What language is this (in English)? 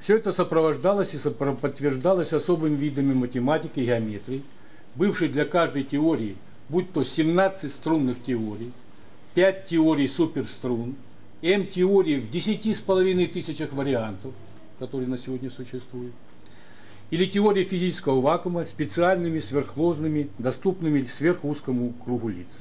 Russian